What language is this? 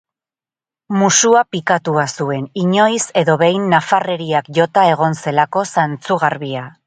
Basque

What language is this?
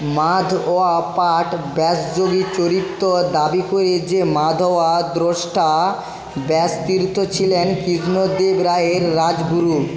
Bangla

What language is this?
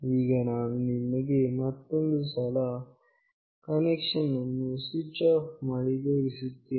Kannada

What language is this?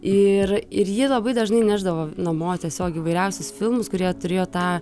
Lithuanian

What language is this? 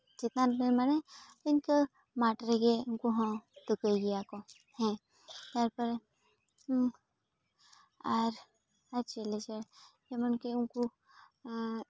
Santali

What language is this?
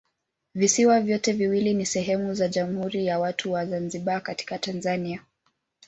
Swahili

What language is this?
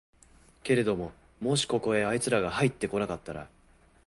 Japanese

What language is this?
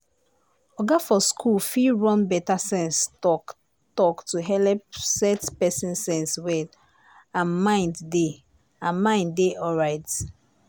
Nigerian Pidgin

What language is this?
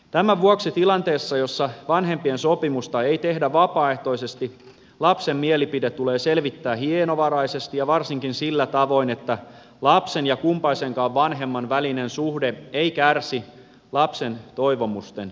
Finnish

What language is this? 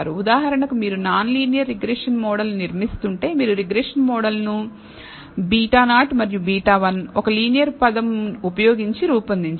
Telugu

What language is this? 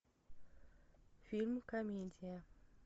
Russian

